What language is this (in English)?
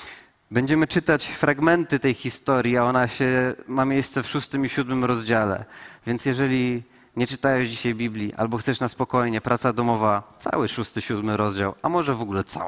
Polish